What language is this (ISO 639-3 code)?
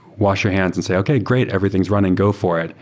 eng